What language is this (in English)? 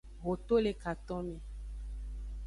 Aja (Benin)